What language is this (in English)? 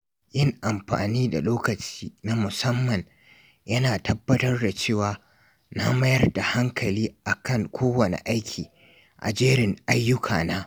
Hausa